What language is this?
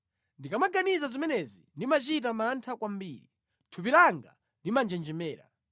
Nyanja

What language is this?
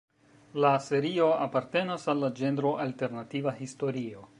Esperanto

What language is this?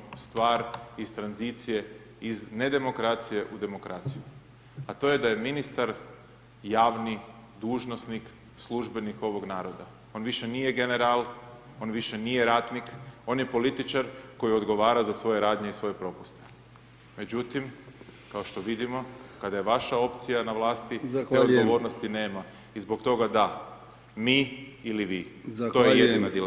Croatian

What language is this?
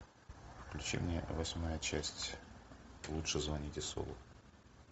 Russian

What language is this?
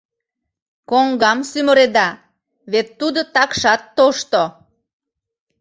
Mari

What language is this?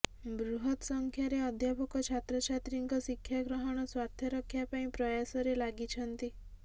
Odia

